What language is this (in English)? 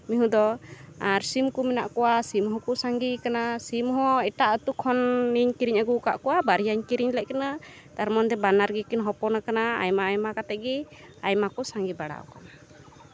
Santali